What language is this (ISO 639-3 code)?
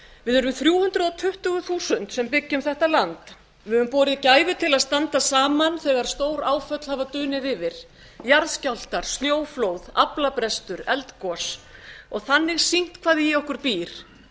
isl